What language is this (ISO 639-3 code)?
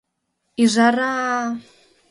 chm